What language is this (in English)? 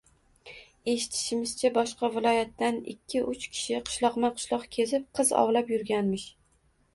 Uzbek